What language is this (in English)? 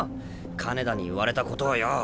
Japanese